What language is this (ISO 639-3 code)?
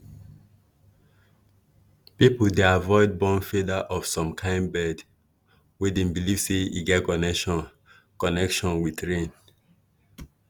pcm